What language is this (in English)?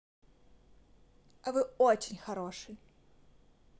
Russian